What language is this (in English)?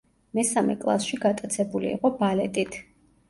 Georgian